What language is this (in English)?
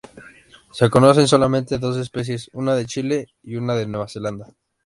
Spanish